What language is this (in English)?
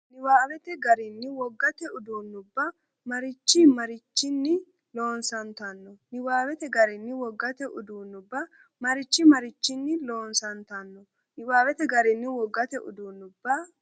Sidamo